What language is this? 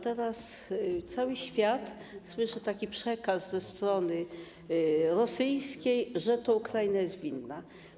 Polish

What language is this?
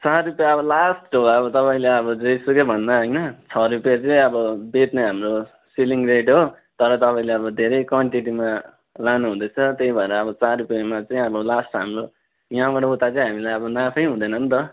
Nepali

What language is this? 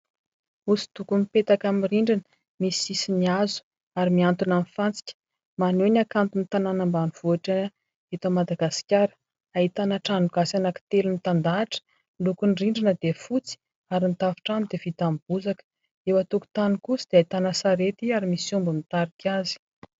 Malagasy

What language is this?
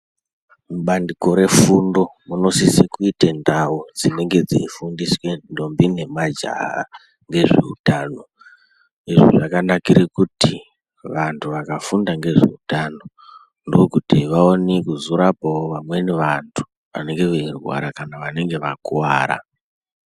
Ndau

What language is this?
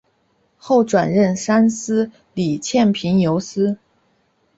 Chinese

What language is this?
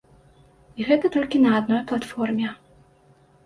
Belarusian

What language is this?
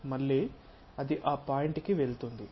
Telugu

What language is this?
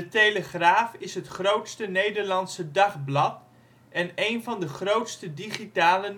Dutch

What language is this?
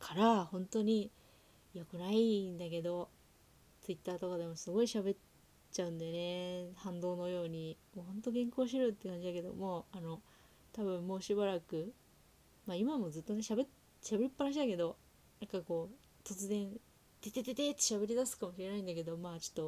Japanese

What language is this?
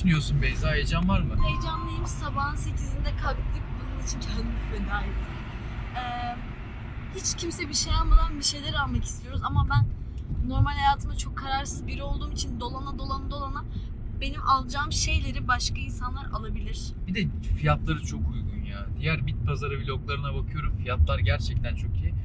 Turkish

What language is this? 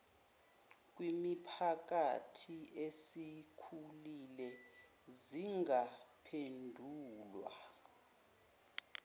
Zulu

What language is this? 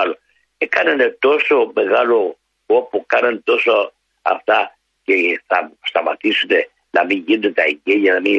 Greek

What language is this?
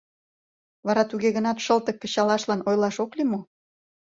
Mari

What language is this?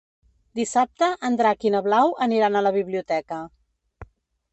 Catalan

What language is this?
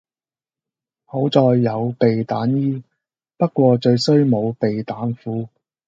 Cantonese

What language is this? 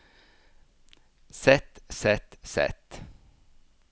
Norwegian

